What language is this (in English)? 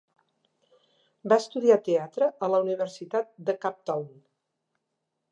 Catalan